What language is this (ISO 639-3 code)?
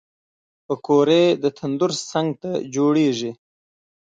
pus